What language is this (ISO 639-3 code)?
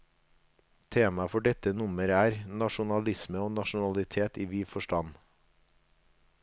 nor